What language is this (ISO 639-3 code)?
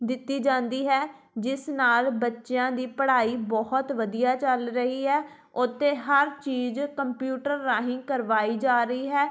pan